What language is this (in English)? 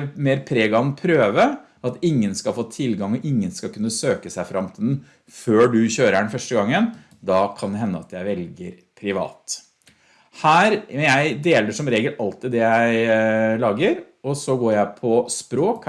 Norwegian